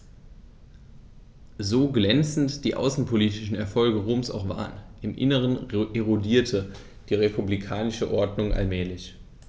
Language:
German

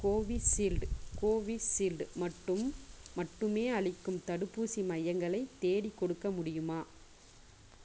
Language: Tamil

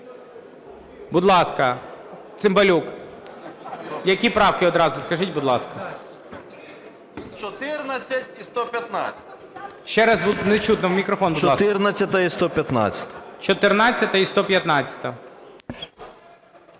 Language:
Ukrainian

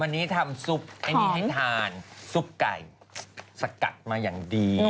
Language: Thai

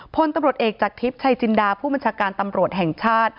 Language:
Thai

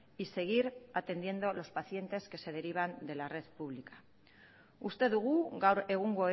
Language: Spanish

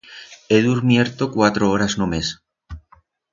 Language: Aragonese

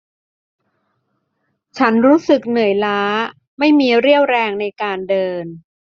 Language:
Thai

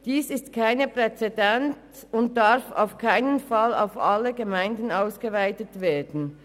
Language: Swiss German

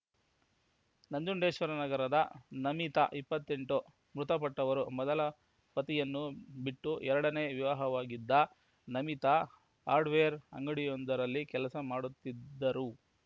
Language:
Kannada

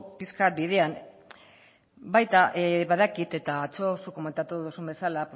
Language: Basque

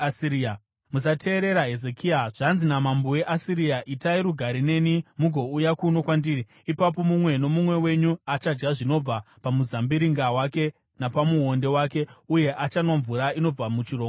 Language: Shona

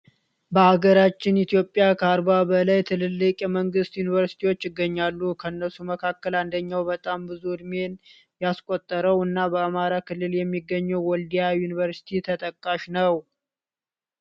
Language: Amharic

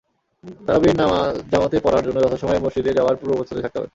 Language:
Bangla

